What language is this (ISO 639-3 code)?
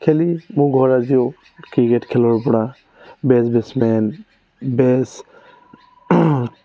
asm